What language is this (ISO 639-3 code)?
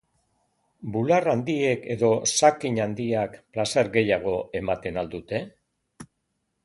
eus